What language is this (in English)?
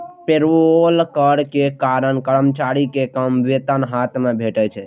Maithili